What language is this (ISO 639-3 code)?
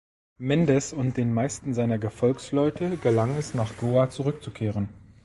deu